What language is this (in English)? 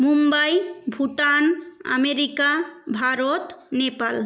Bangla